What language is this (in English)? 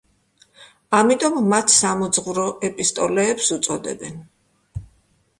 Georgian